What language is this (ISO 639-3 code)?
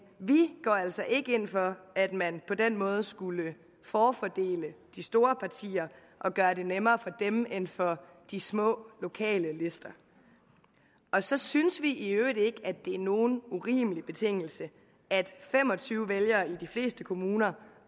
dan